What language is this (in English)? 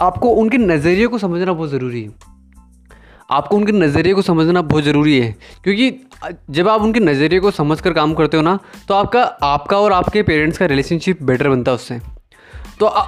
Hindi